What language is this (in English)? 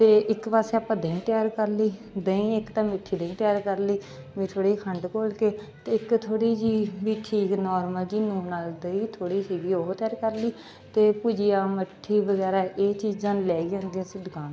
Punjabi